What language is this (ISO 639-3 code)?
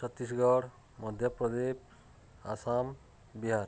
ori